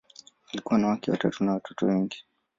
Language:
Swahili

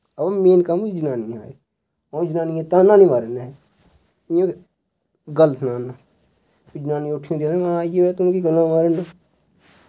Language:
Dogri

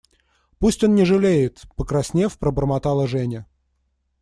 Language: Russian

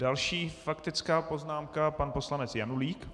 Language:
Czech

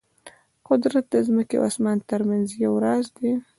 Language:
Pashto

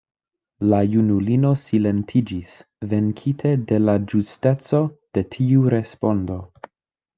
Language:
Esperanto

